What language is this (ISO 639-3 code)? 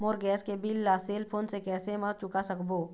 hne